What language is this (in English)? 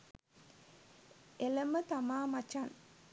Sinhala